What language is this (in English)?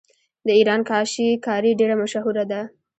Pashto